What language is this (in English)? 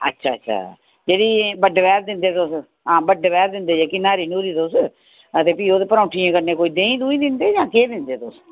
Dogri